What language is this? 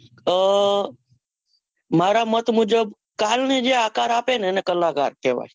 Gujarati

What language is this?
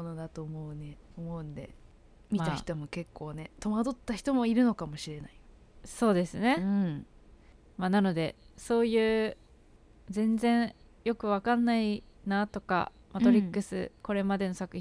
Japanese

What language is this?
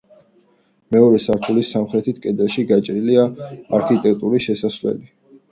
Georgian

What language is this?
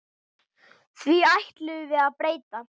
Icelandic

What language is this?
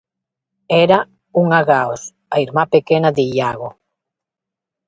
Galician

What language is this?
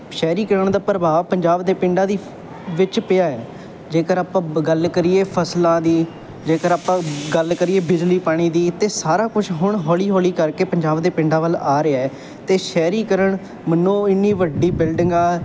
Punjabi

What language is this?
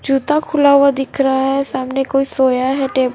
Hindi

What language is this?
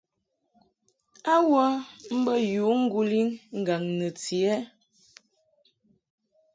Mungaka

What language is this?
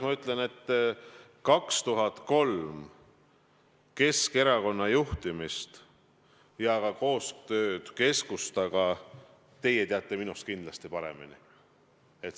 Estonian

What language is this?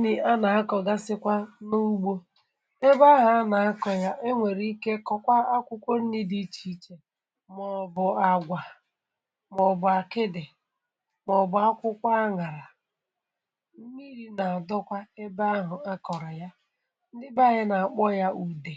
Igbo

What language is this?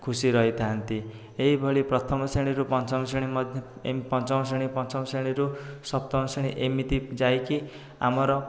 Odia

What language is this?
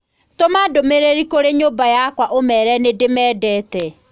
Kikuyu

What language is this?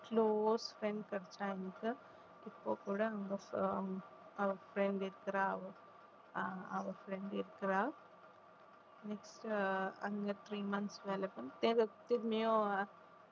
Tamil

